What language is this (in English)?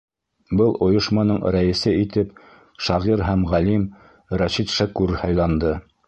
Bashkir